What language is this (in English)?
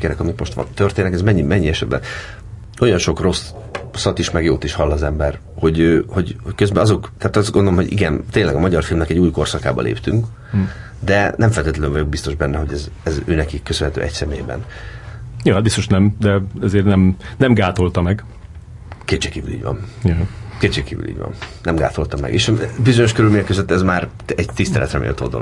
Hungarian